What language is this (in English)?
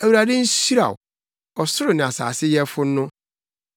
Akan